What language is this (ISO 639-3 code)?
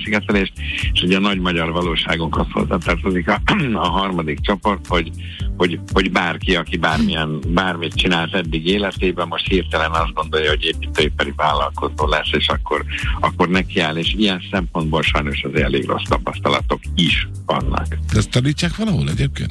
hun